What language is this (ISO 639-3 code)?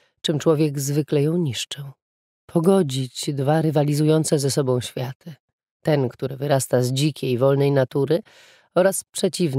pol